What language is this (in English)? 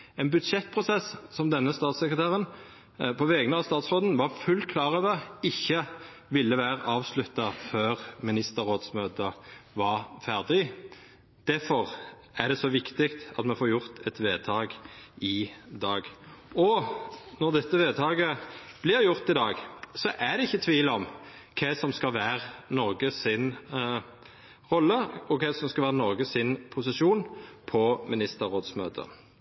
Norwegian Nynorsk